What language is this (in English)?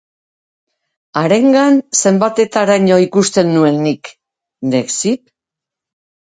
Basque